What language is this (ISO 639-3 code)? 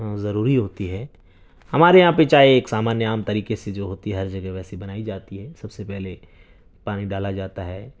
urd